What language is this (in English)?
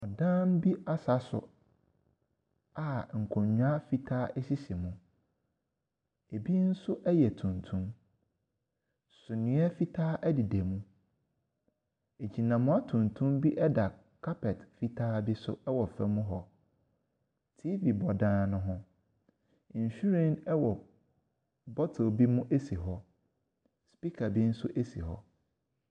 Akan